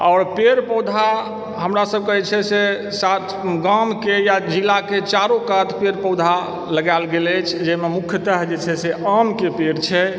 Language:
Maithili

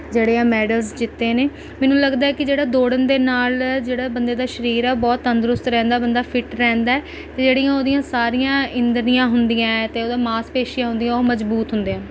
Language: Punjabi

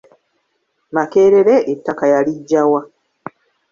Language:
Ganda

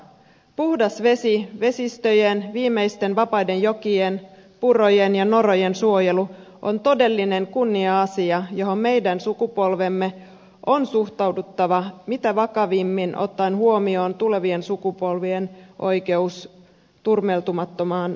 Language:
Finnish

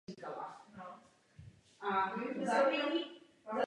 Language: Czech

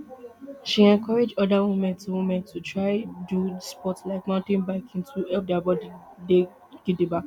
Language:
Nigerian Pidgin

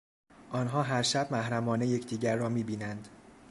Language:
Persian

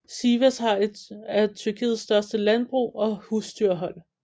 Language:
Danish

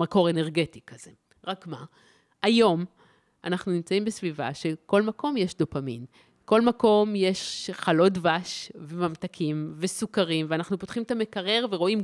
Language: Hebrew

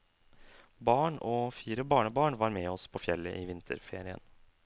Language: Norwegian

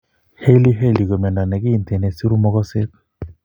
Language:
Kalenjin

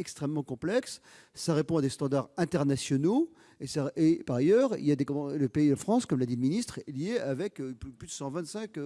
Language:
French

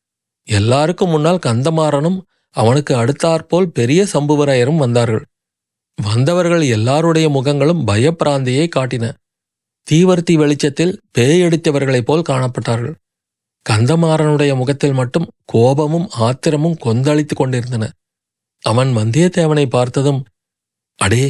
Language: Tamil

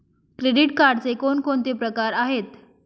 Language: Marathi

